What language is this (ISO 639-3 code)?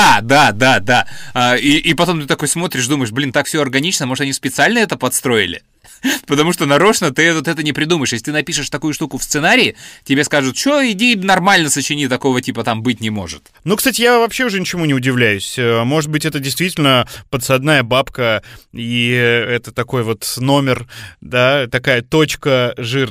rus